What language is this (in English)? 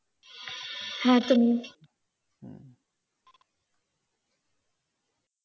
Bangla